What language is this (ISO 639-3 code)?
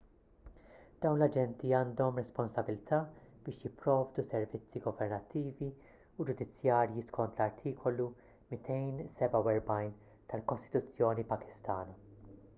mlt